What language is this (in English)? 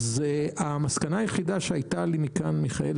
Hebrew